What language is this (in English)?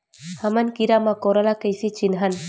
Chhattisgarhi